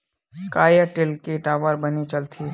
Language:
Chhattisgarhi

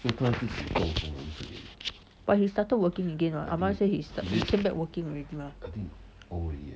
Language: English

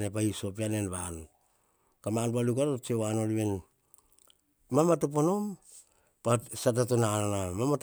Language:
Hahon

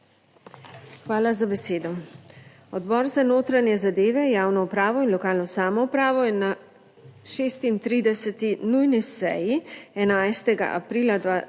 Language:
Slovenian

